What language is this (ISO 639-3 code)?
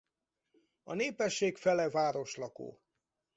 hun